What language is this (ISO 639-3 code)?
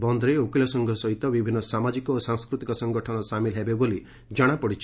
ori